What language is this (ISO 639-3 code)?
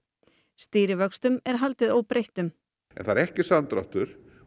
isl